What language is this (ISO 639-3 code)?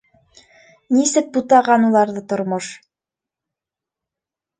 bak